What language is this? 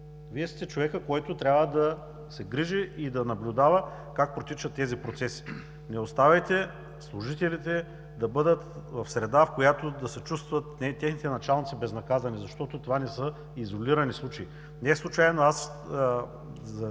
Bulgarian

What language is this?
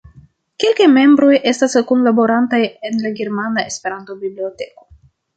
Esperanto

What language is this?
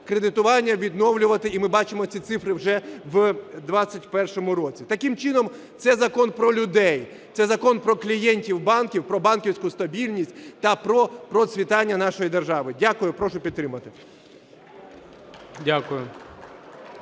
Ukrainian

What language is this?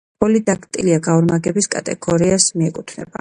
Georgian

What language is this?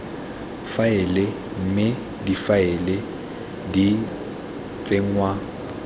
Tswana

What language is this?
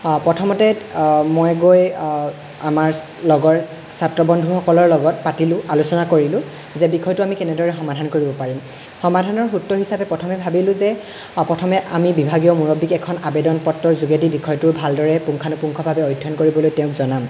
Assamese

